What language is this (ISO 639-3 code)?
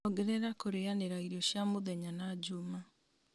kik